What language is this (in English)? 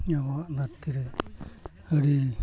Santali